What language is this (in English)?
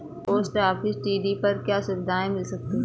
Hindi